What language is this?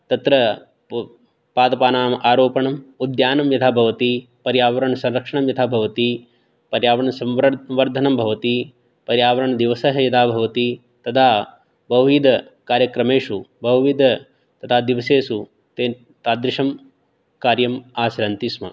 Sanskrit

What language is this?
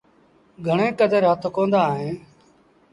Sindhi Bhil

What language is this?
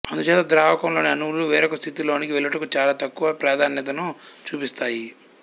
Telugu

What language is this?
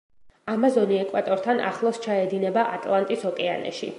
Georgian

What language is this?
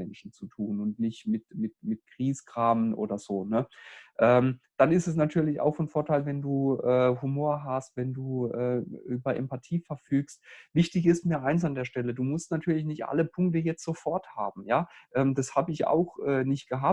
German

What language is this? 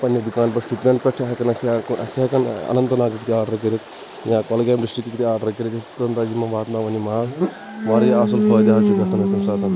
Kashmiri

